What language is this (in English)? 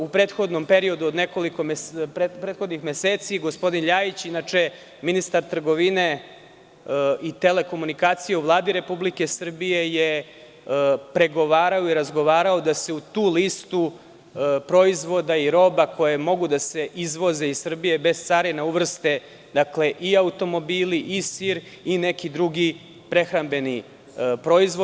Serbian